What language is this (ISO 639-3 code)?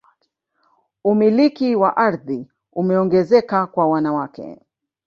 swa